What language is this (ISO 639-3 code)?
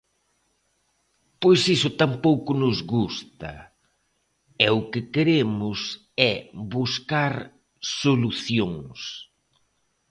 glg